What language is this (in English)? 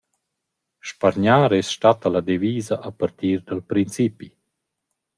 Romansh